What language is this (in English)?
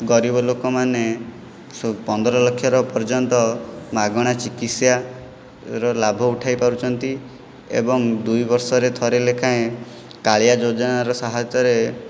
Odia